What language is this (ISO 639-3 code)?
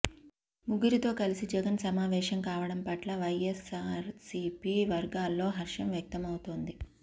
tel